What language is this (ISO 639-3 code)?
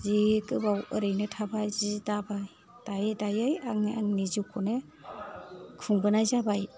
brx